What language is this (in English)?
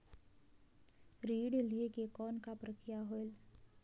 Chhattisgarhi